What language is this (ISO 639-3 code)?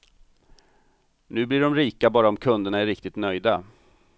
swe